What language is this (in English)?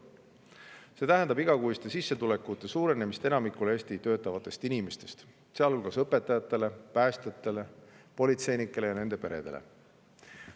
Estonian